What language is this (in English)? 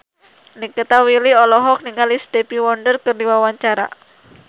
Sundanese